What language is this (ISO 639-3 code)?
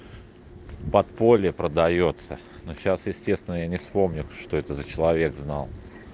rus